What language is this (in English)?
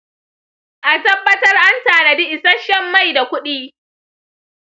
Hausa